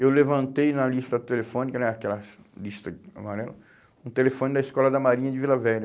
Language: Portuguese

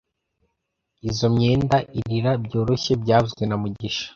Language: Kinyarwanda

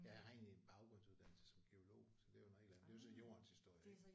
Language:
Danish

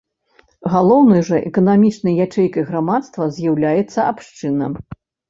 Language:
Belarusian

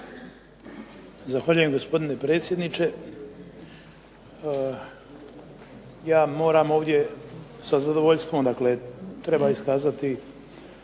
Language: Croatian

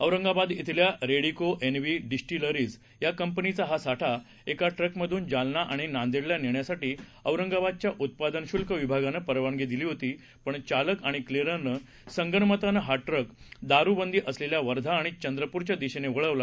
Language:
Marathi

